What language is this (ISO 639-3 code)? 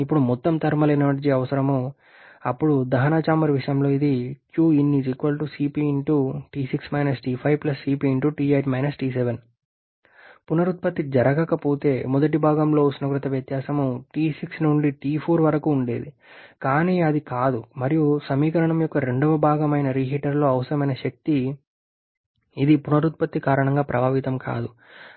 tel